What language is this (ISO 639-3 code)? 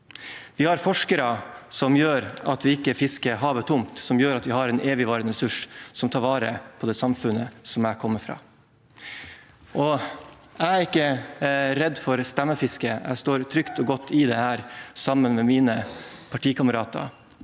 nor